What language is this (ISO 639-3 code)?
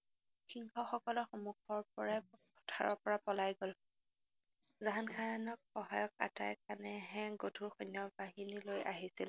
asm